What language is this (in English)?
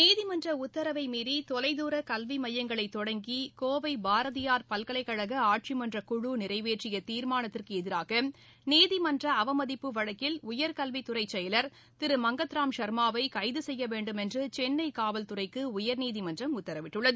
Tamil